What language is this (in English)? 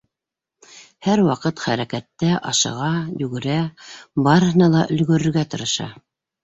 Bashkir